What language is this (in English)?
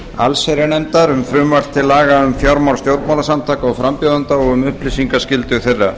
Icelandic